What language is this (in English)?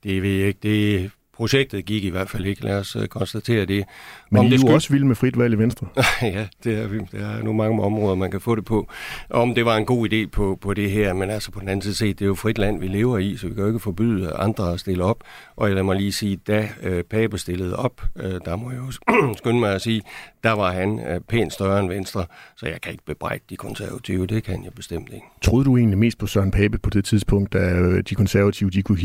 Danish